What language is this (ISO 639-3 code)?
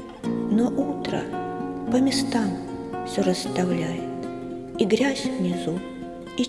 rus